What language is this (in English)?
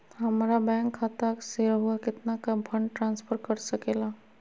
Magahi